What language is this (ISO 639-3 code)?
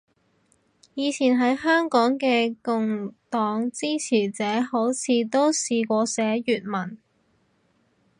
yue